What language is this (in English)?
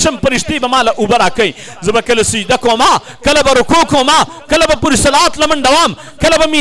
Arabic